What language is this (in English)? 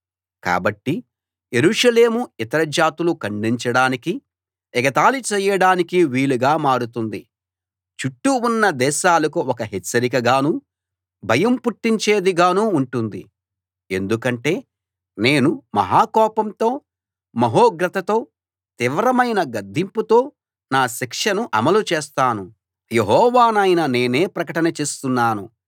Telugu